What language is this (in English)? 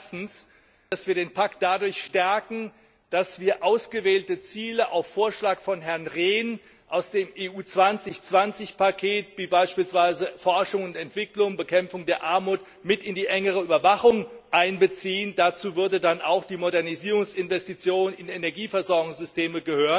German